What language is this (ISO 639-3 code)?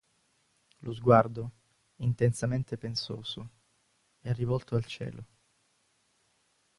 ita